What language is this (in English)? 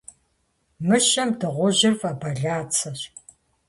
Kabardian